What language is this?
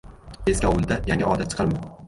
Uzbek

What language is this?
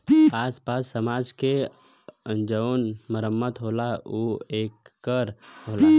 Bhojpuri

